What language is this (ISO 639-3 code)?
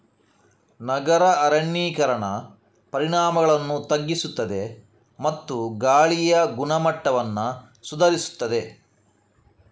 kan